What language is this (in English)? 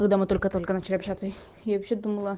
Russian